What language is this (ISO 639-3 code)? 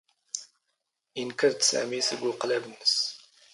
zgh